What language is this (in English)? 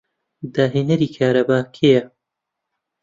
Central Kurdish